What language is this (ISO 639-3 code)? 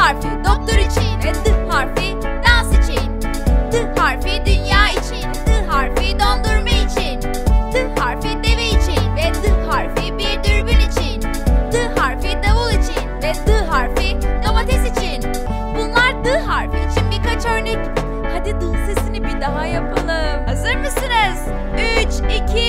tur